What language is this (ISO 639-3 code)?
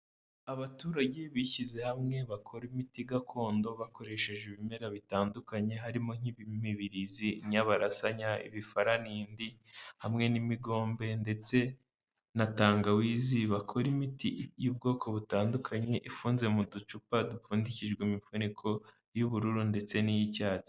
kin